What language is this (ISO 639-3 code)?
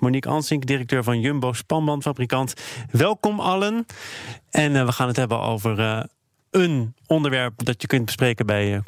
nld